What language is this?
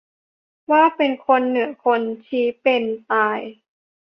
Thai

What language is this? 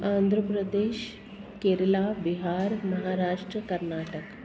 Sindhi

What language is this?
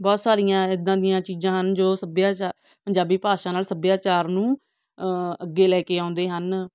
Punjabi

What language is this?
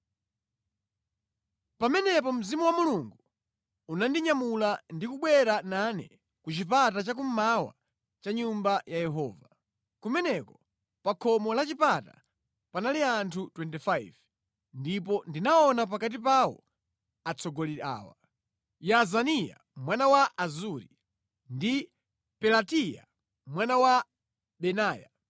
Nyanja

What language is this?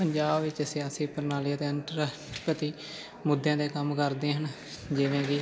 Punjabi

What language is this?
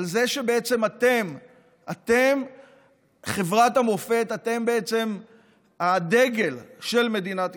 Hebrew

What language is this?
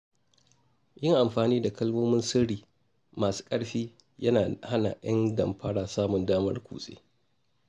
Hausa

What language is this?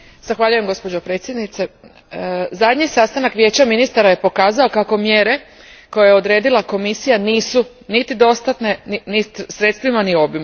Croatian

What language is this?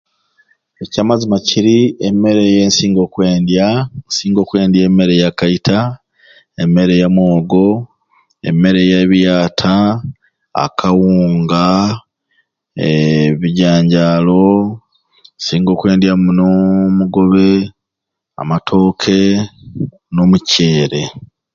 Ruuli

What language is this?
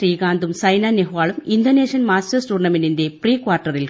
Malayalam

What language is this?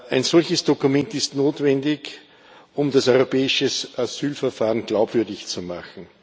German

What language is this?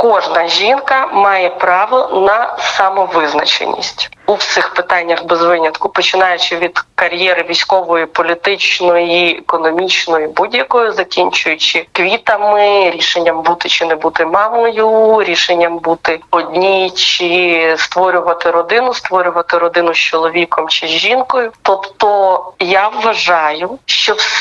Ukrainian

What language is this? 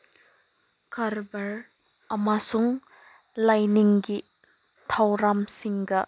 Manipuri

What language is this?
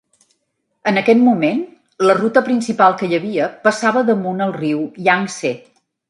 Catalan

